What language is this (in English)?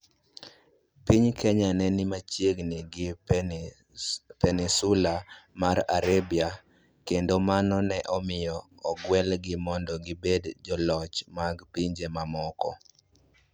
Luo (Kenya and Tanzania)